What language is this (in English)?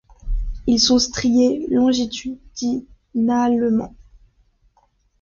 French